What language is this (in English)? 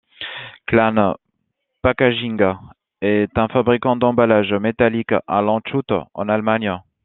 French